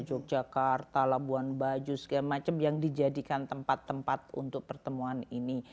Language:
Indonesian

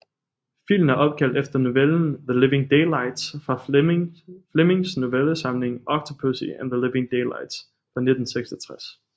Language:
Danish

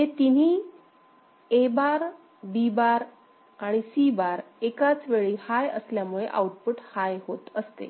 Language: Marathi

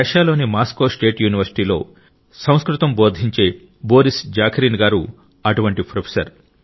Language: Telugu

